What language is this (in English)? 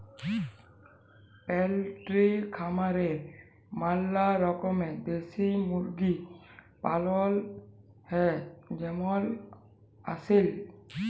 Bangla